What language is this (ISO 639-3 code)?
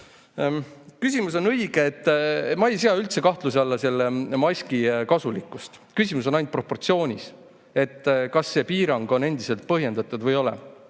est